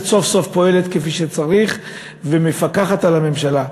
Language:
Hebrew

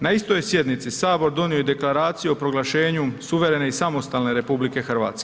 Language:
Croatian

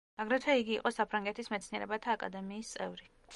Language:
Georgian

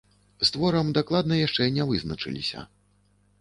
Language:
Belarusian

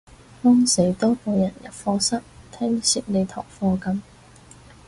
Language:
Cantonese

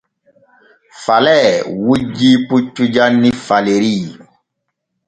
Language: Borgu Fulfulde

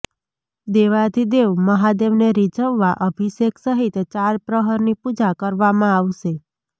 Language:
Gujarati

